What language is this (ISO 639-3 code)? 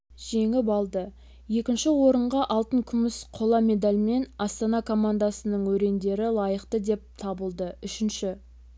kaz